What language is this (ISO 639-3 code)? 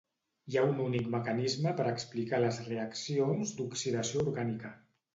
cat